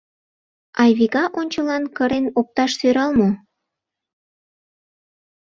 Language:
Mari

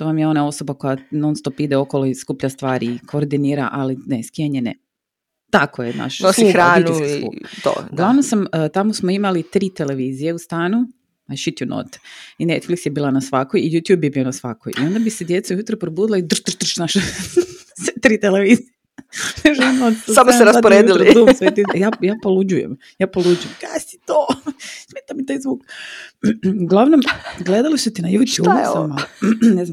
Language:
Croatian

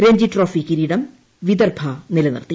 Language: Malayalam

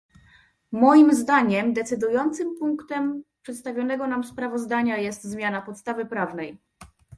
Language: Polish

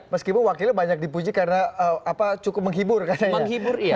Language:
Indonesian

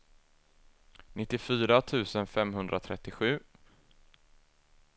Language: Swedish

